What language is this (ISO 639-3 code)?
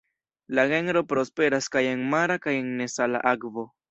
epo